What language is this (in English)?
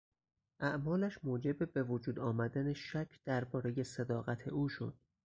Persian